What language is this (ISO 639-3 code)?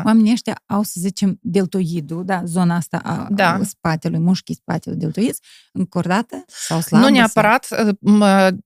ron